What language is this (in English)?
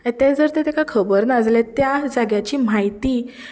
Konkani